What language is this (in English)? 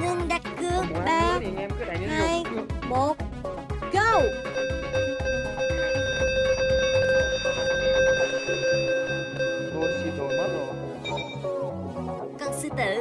Vietnamese